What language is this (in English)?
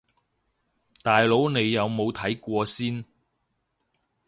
Cantonese